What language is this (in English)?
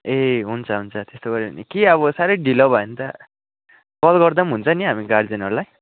Nepali